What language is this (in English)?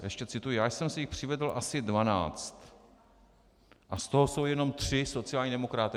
Czech